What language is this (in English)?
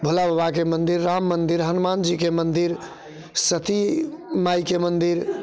Maithili